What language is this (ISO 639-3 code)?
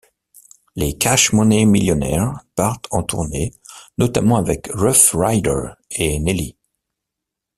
fra